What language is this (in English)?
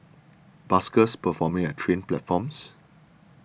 English